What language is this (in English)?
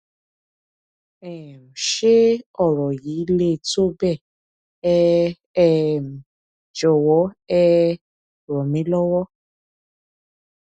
Yoruba